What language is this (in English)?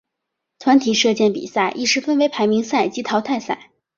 Chinese